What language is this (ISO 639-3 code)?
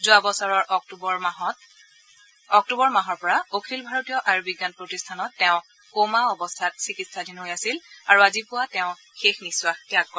asm